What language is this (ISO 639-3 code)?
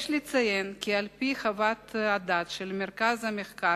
heb